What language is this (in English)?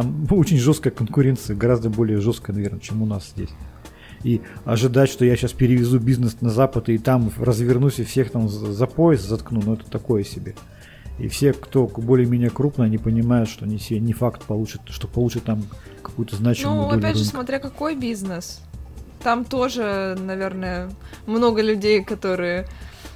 Russian